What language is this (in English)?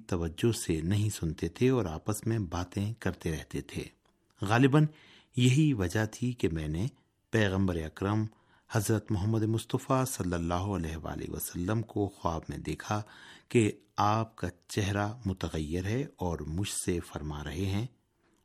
Urdu